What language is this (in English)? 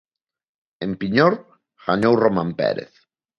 Galician